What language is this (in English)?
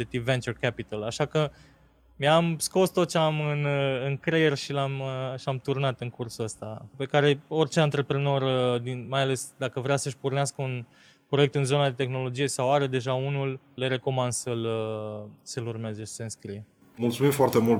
Romanian